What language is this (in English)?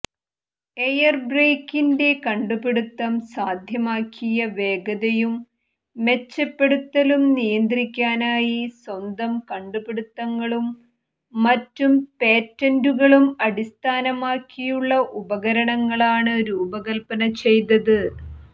Malayalam